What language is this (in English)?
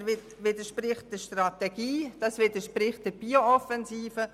Swiss German